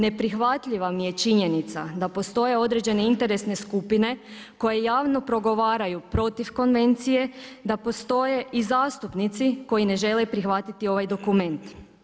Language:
Croatian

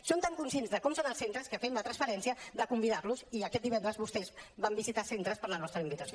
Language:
Catalan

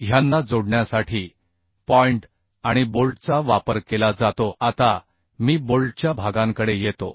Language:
Marathi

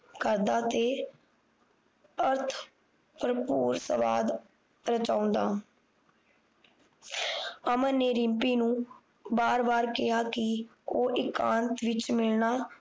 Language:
Punjabi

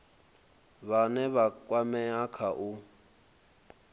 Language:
Venda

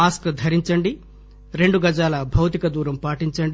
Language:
Telugu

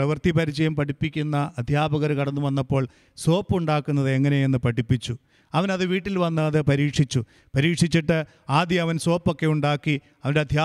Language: Malayalam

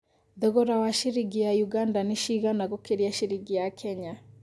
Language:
Kikuyu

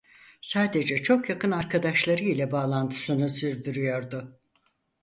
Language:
Turkish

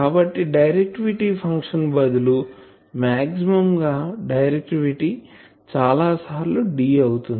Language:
Telugu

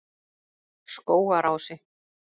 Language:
Icelandic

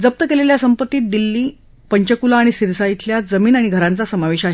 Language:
Marathi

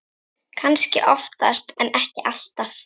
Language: Icelandic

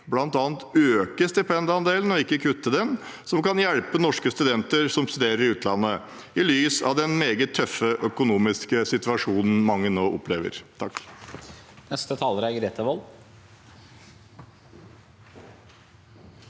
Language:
Norwegian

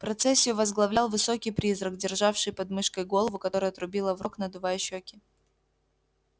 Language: Russian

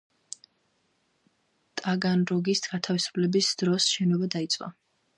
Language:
Georgian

